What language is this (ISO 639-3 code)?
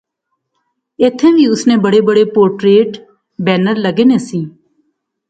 phr